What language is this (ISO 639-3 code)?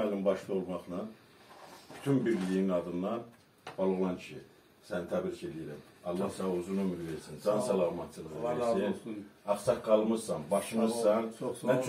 tur